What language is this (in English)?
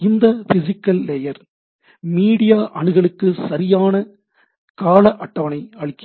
Tamil